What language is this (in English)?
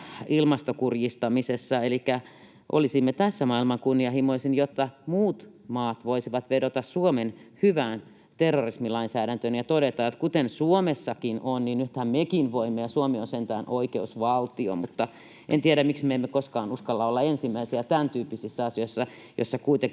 Finnish